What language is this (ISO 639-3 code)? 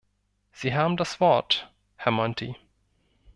deu